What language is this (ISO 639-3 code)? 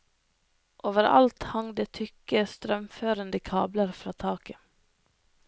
nor